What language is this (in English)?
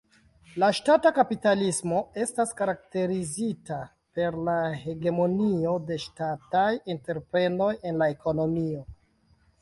Esperanto